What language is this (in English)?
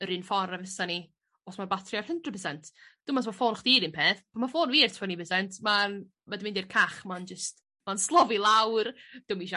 Welsh